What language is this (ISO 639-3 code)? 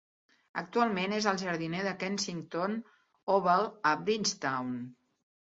cat